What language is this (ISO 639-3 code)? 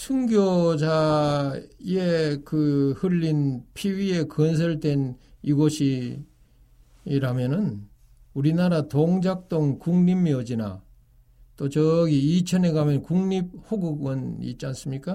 kor